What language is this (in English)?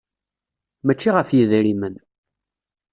Kabyle